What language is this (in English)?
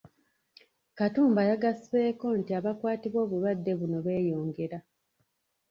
Ganda